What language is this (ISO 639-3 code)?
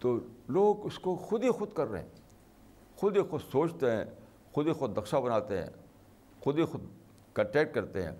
urd